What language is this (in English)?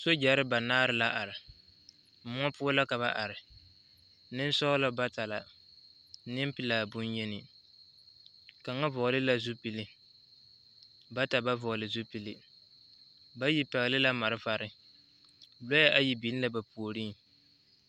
Southern Dagaare